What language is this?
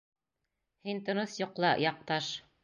Bashkir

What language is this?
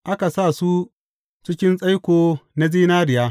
Hausa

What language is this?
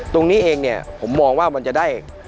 Thai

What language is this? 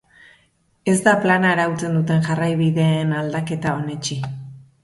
Basque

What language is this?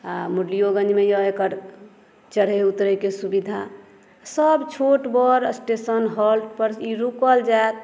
Maithili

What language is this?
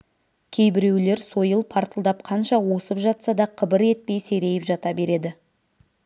Kazakh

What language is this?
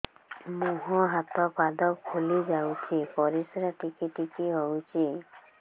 Odia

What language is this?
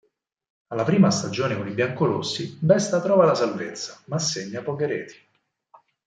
Italian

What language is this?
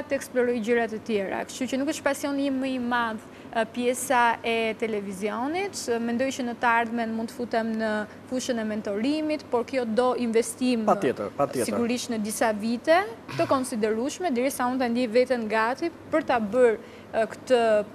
Romanian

